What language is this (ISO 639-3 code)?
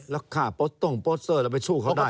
tha